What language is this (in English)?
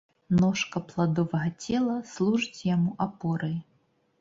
Belarusian